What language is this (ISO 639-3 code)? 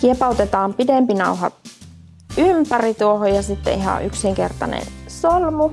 fin